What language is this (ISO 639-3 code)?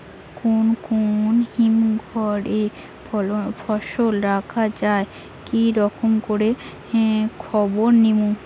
ben